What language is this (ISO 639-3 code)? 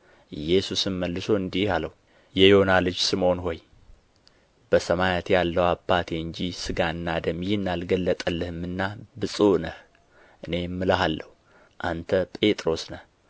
amh